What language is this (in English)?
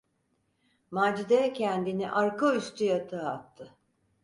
Turkish